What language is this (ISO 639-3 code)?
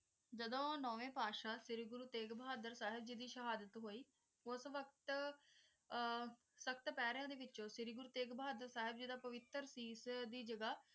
pan